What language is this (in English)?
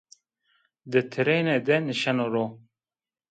Zaza